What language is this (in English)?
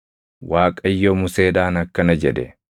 Oromo